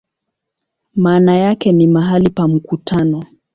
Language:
Swahili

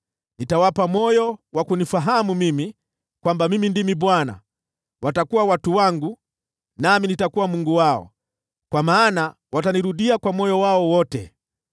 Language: Swahili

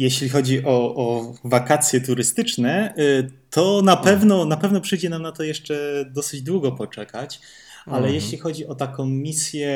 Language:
Polish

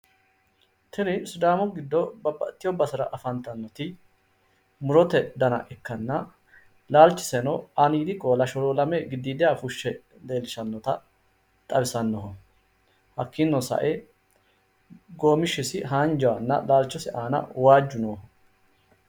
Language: Sidamo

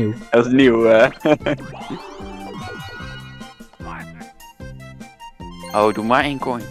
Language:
Dutch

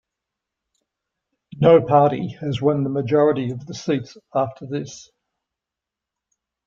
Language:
English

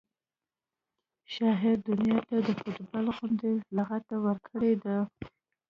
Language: Pashto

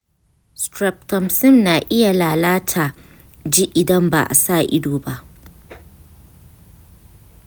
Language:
Hausa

